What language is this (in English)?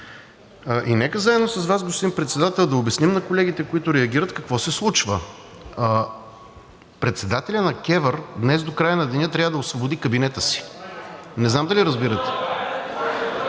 Bulgarian